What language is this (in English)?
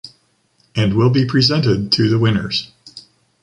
English